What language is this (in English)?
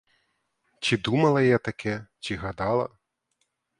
Ukrainian